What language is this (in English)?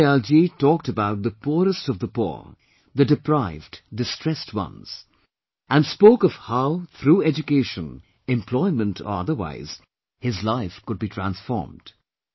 English